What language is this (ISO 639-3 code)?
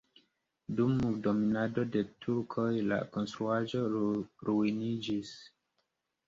epo